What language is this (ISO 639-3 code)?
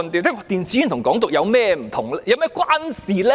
yue